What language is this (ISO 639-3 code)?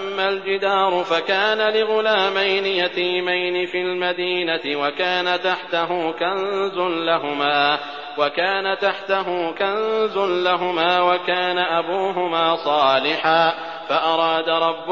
ara